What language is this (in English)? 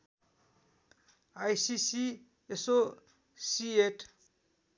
Nepali